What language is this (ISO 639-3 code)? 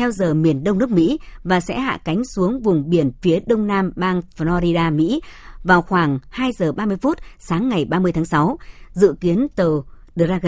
vie